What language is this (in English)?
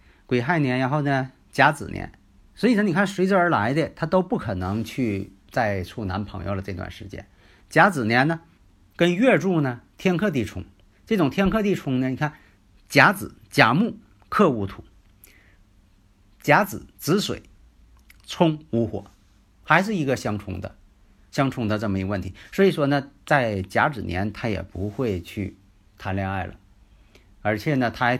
Chinese